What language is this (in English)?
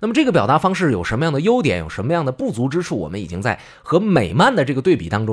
Chinese